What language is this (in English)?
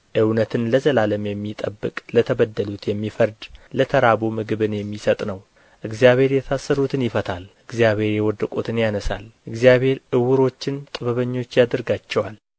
Amharic